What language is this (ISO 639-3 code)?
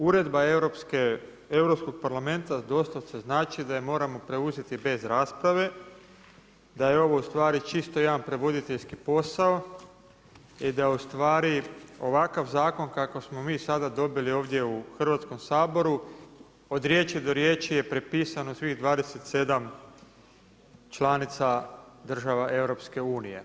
hrv